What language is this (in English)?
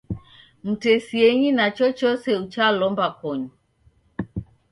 Taita